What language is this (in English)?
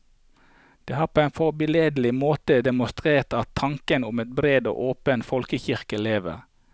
Norwegian